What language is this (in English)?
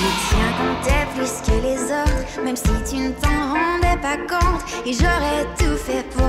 Bulgarian